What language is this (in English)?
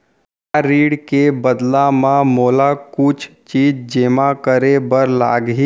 Chhattisgarhi